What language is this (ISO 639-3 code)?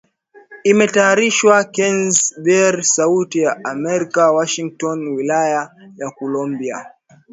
swa